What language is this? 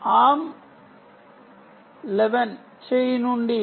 Telugu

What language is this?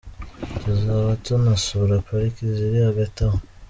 Kinyarwanda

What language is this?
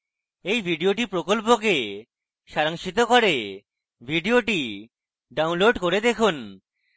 Bangla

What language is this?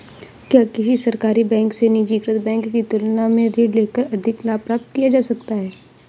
Hindi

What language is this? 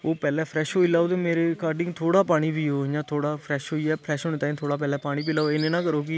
Dogri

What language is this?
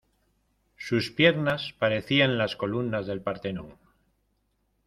Spanish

